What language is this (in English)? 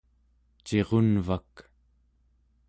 Central Yupik